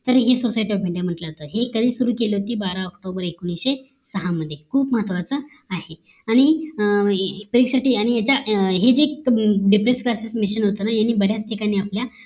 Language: Marathi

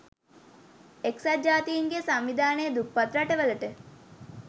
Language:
Sinhala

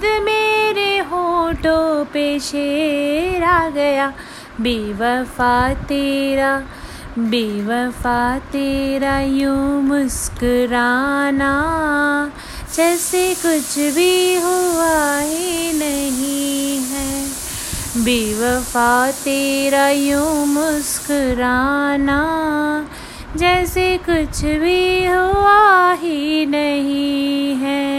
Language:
Hindi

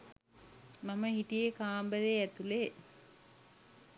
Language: Sinhala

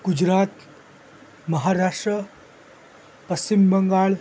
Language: Gujarati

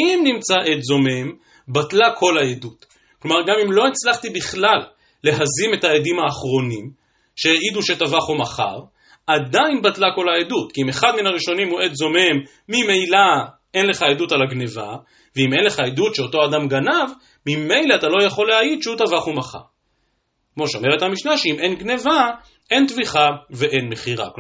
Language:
Hebrew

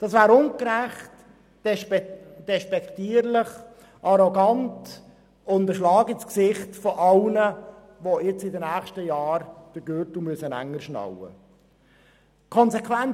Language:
Swiss German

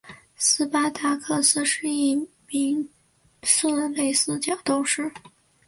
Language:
Chinese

